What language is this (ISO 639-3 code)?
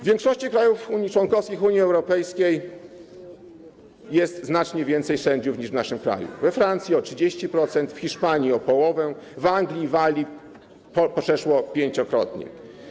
pol